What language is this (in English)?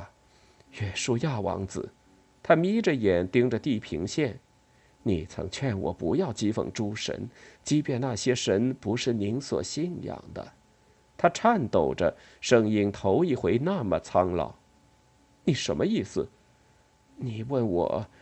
Chinese